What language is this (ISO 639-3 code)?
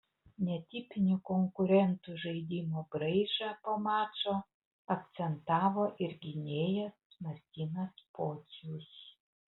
lit